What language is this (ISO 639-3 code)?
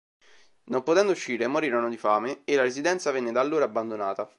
ita